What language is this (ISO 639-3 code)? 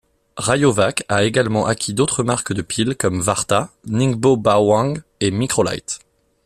fra